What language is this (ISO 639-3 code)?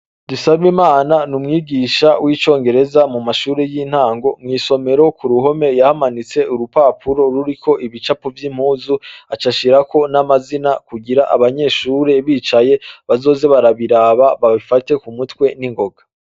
run